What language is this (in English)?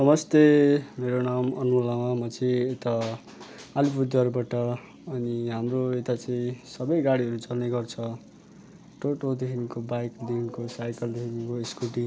Nepali